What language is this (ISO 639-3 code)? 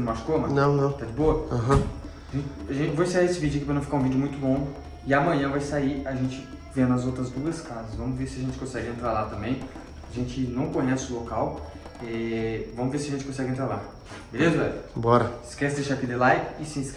por